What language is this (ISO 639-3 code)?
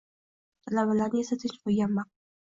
uzb